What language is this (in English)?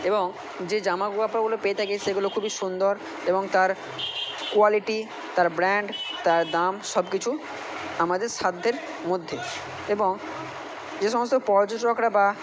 Bangla